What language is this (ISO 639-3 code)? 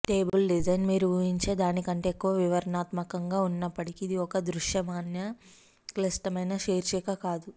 tel